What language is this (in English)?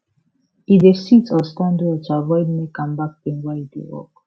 Nigerian Pidgin